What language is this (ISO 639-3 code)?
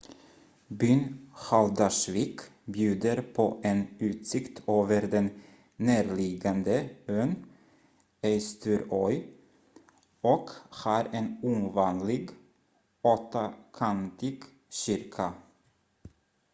swe